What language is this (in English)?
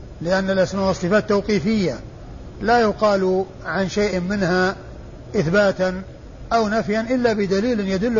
Arabic